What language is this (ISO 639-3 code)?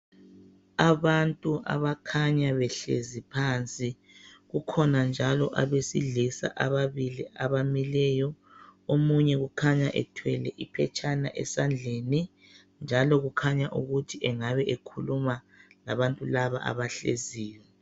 nde